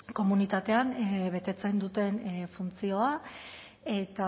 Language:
Basque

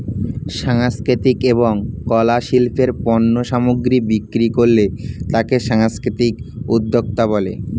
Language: Bangla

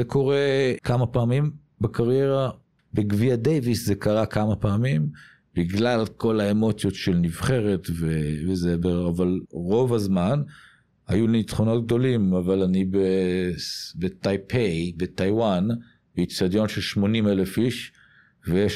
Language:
Hebrew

